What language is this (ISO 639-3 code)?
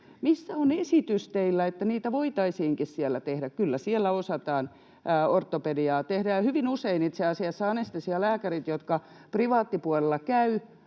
fin